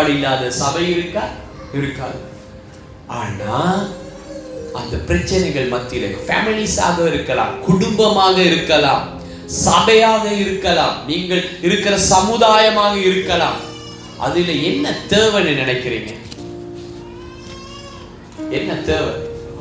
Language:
Tamil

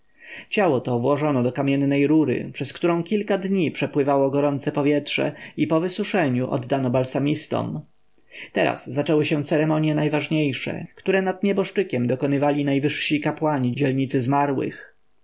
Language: Polish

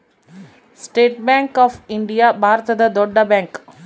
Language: Kannada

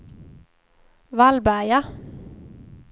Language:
Swedish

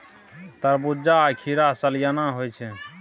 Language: Maithili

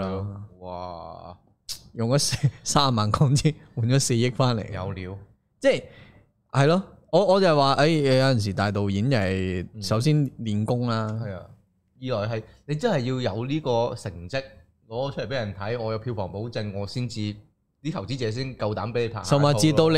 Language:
Chinese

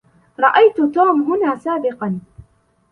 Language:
Arabic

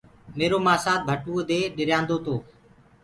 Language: Gurgula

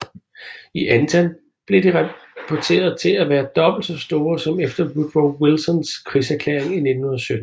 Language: Danish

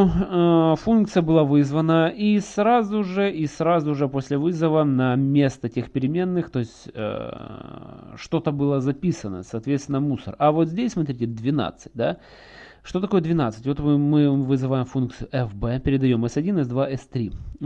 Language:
Russian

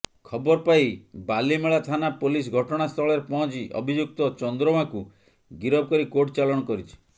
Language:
Odia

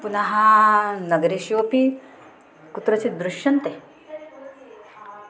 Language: Sanskrit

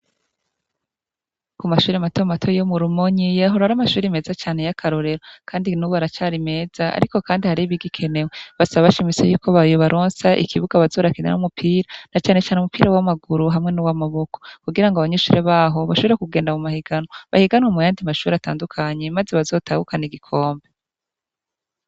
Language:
Rundi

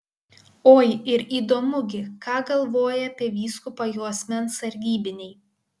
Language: Lithuanian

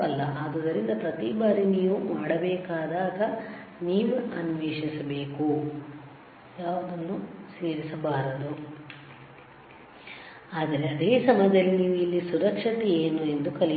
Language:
Kannada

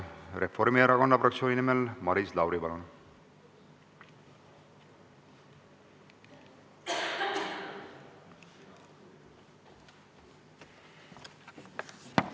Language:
Estonian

